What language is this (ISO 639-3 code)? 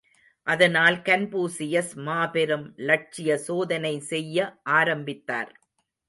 tam